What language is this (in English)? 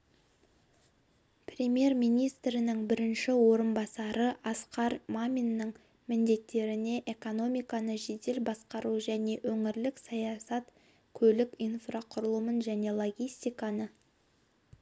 Kazakh